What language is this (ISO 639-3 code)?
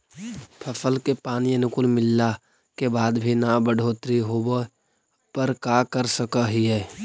mag